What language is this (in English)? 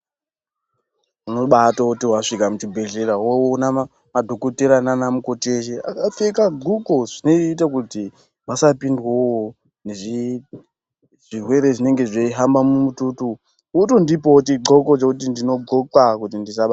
Ndau